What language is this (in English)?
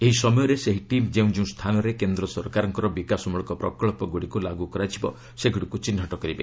Odia